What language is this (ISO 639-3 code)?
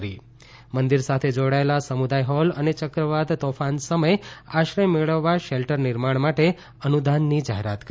guj